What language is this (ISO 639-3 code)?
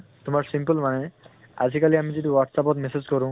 asm